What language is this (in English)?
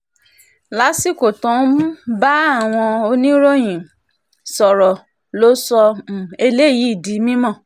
Yoruba